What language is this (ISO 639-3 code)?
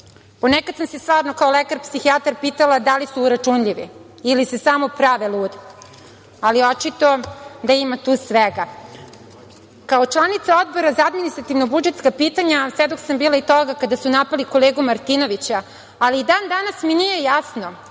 srp